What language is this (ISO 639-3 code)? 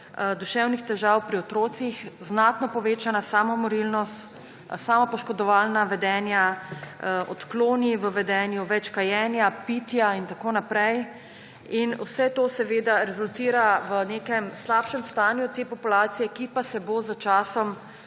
slv